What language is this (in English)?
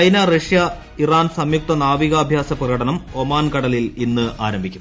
Malayalam